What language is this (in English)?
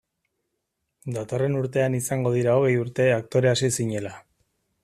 Basque